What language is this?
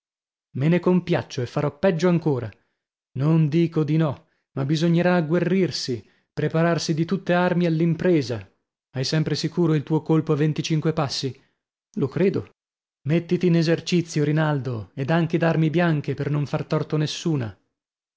Italian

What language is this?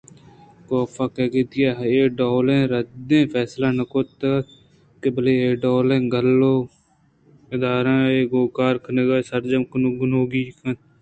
Eastern Balochi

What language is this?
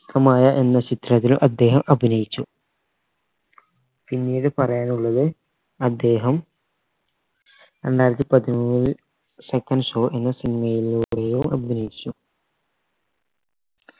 Malayalam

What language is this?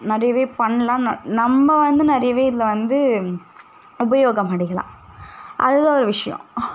Tamil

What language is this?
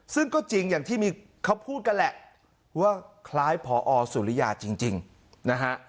Thai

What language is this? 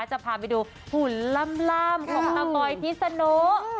Thai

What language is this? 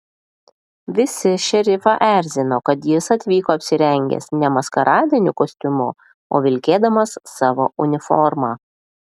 Lithuanian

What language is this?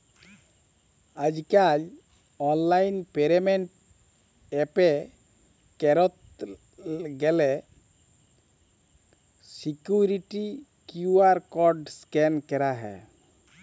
Bangla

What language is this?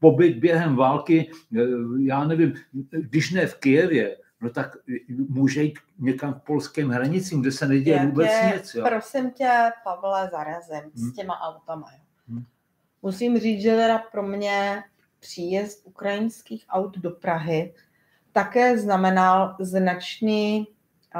Czech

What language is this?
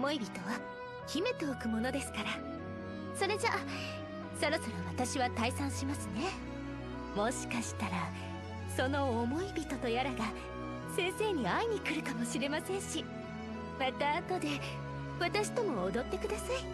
Japanese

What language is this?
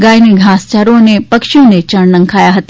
Gujarati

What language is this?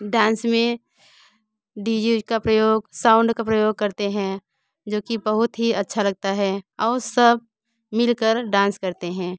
Hindi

